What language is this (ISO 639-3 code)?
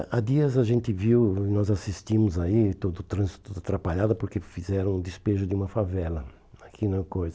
por